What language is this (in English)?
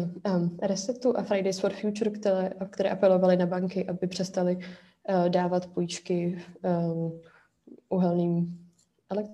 Czech